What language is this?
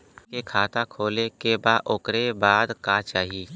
Bhojpuri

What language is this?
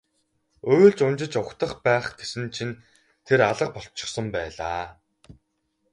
Mongolian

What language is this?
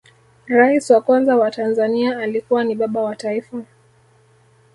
Swahili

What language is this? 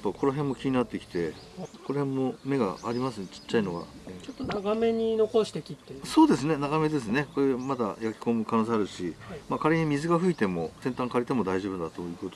Japanese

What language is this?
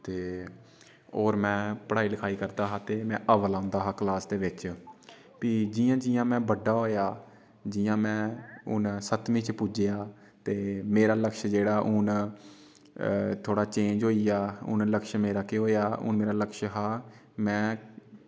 Dogri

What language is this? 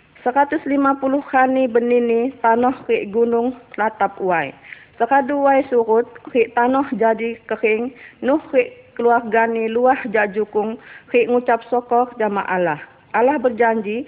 Indonesian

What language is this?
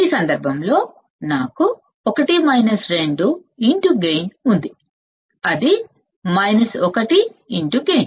Telugu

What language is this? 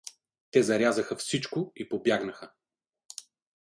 Bulgarian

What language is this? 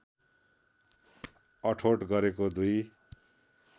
Nepali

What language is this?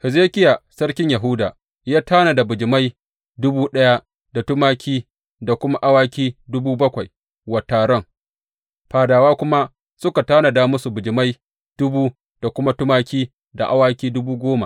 Hausa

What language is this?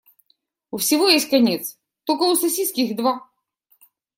Russian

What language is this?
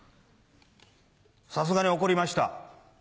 Japanese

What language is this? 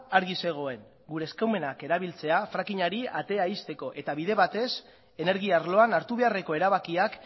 Basque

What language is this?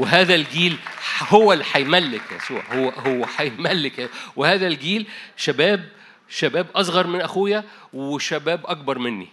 Arabic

